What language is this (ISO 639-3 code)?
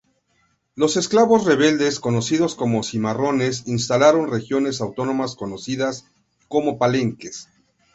spa